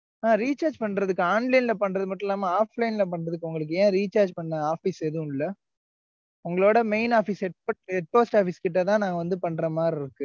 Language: Tamil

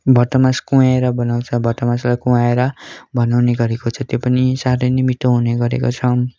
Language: Nepali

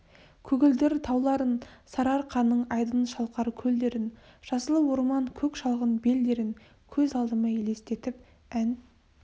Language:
Kazakh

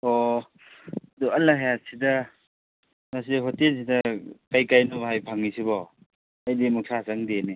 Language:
Manipuri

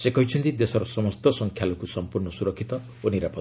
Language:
Odia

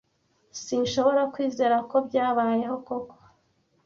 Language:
Kinyarwanda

